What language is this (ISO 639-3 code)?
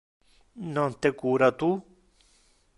ina